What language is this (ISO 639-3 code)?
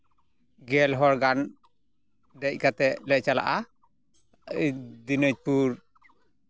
sat